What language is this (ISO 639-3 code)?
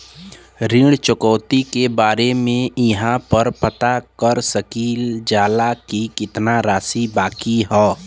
bho